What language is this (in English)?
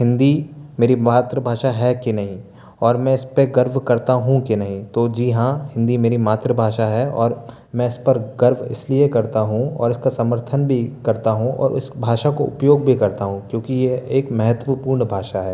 Hindi